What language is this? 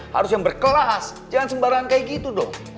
Indonesian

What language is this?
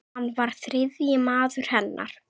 Icelandic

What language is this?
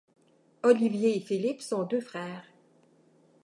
French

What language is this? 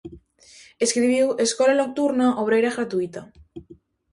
Galician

